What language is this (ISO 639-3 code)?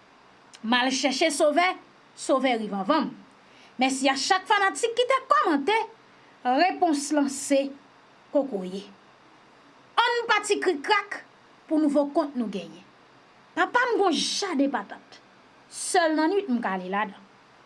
fra